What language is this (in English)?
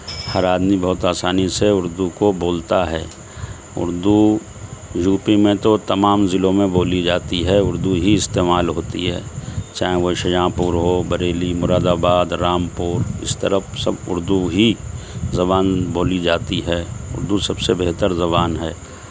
Urdu